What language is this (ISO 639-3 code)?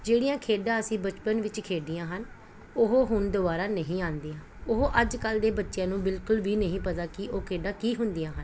pan